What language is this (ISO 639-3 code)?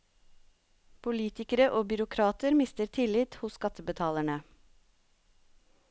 nor